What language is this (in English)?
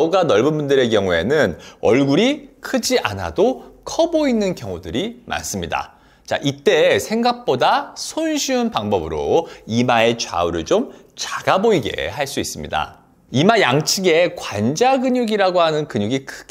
Korean